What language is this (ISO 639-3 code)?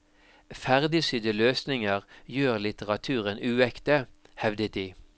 nor